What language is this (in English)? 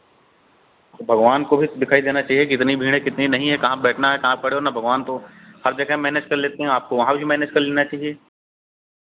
Hindi